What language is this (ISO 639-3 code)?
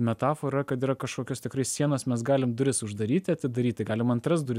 lit